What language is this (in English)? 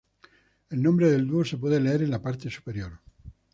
Spanish